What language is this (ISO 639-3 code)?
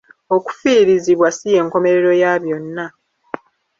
lug